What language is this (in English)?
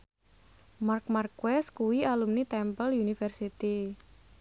Javanese